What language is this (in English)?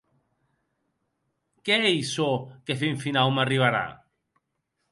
Occitan